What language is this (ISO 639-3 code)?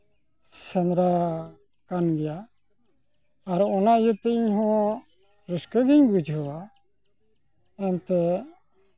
sat